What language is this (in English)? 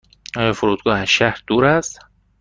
Persian